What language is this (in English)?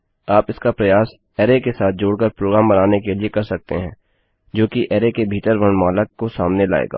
Hindi